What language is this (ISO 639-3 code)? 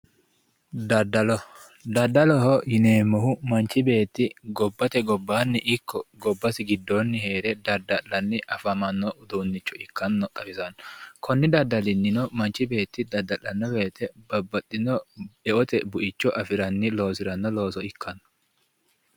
sid